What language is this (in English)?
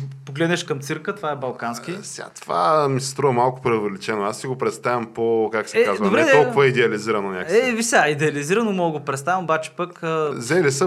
Bulgarian